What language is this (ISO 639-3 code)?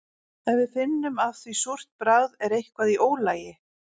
isl